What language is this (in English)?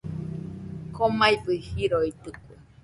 Nüpode Huitoto